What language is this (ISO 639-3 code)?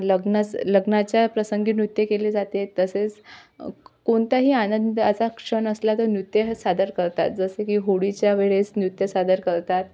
mar